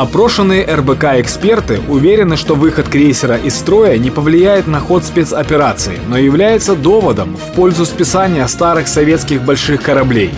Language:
Ukrainian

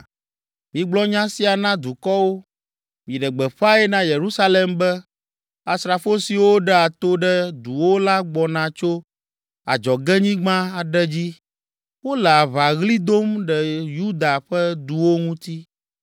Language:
Ewe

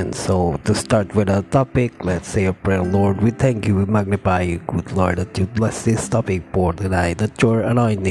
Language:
Filipino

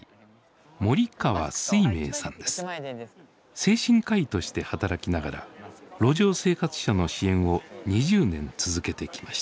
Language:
Japanese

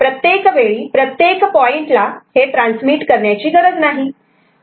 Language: Marathi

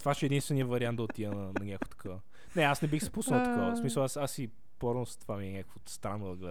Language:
Bulgarian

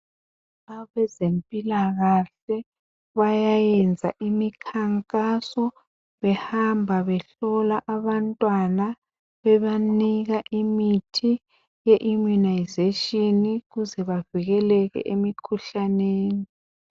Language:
North Ndebele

